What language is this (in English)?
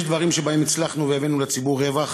Hebrew